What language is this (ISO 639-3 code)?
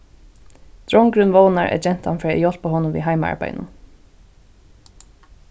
fao